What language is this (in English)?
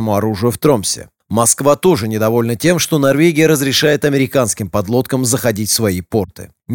Russian